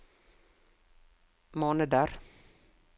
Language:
Norwegian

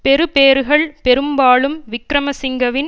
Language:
Tamil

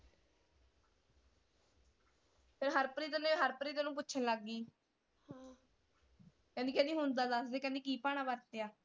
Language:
Punjabi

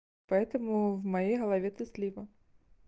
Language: Russian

